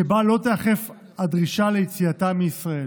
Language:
Hebrew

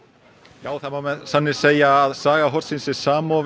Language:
Icelandic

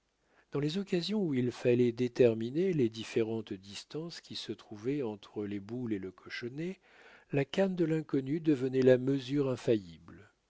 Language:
French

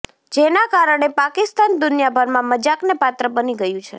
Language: Gujarati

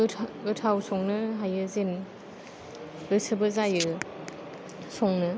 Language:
Bodo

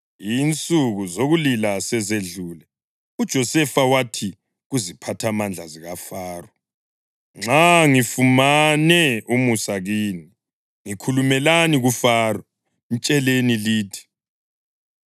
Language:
North Ndebele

